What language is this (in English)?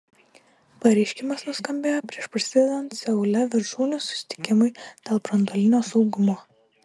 Lithuanian